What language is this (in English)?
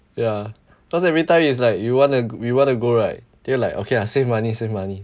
English